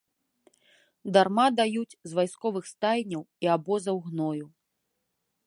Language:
Belarusian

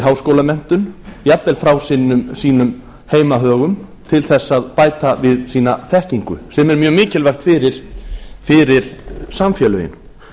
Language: Icelandic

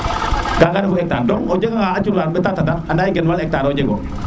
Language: Serer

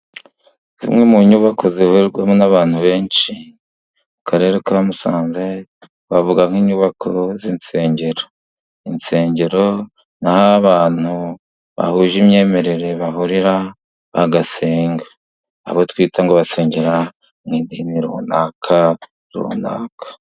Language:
Kinyarwanda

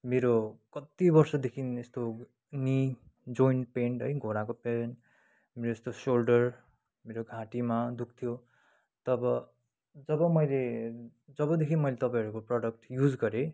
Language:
Nepali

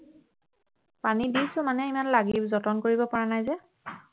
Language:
Assamese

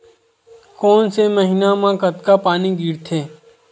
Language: Chhattisgarhi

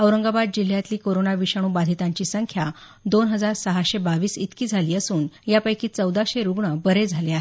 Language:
Marathi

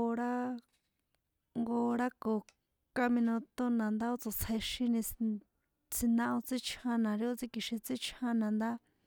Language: San Juan Atzingo Popoloca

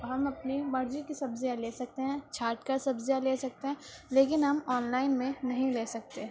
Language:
Urdu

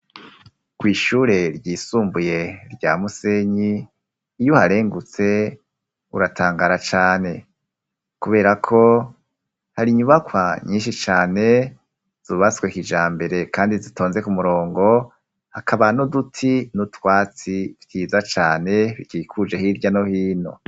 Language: Rundi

